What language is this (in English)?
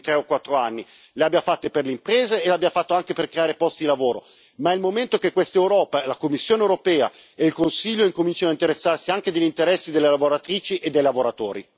Italian